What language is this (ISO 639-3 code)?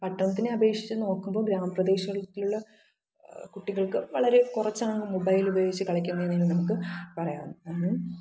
mal